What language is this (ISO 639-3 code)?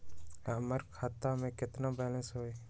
mag